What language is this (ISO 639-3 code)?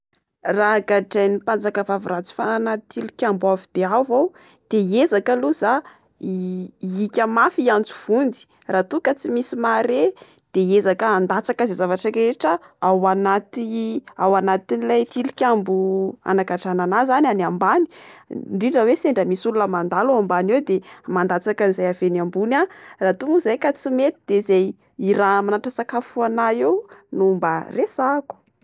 mlg